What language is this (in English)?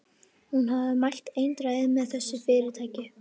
Icelandic